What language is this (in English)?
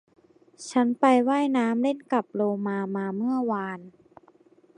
Thai